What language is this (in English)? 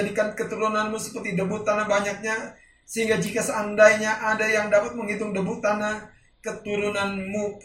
Indonesian